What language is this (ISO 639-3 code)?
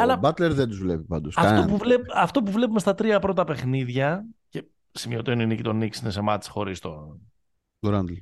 ell